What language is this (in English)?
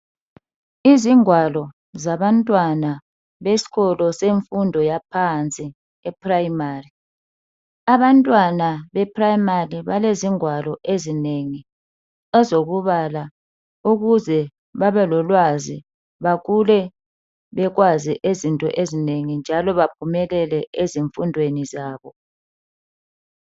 North Ndebele